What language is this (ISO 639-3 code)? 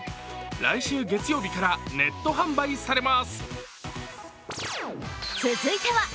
jpn